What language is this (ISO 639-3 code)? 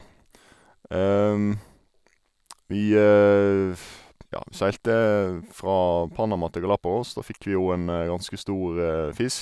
nor